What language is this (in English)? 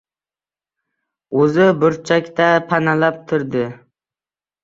Uzbek